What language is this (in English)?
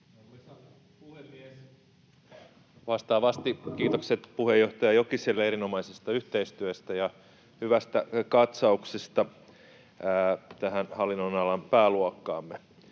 Finnish